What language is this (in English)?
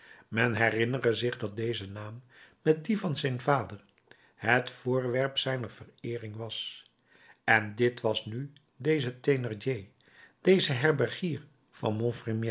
Dutch